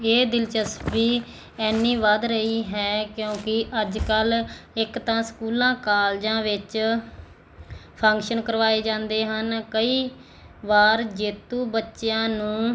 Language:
Punjabi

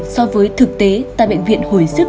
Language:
Vietnamese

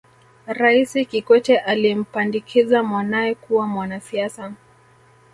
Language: Swahili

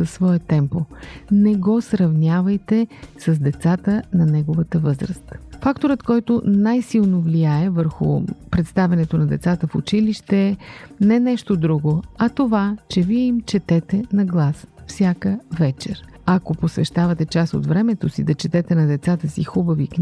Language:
Bulgarian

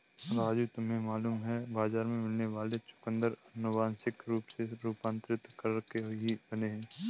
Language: Hindi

